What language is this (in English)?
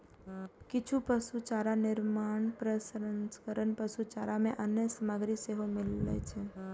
Maithili